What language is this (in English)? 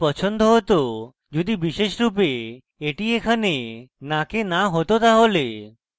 Bangla